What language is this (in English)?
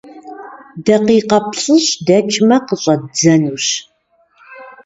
Kabardian